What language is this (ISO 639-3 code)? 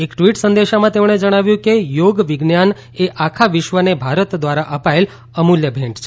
guj